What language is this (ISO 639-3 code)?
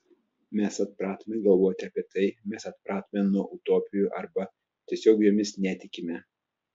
lit